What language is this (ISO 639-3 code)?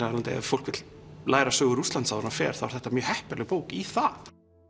isl